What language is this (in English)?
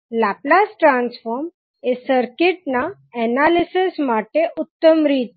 Gujarati